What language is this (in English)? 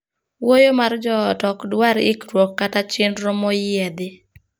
Luo (Kenya and Tanzania)